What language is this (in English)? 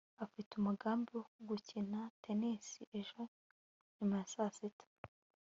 Kinyarwanda